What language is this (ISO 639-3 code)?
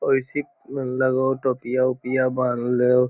mag